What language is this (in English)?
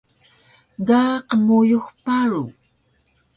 Taroko